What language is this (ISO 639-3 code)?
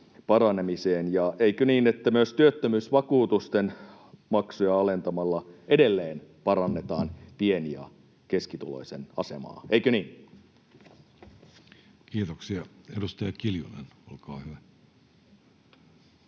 fin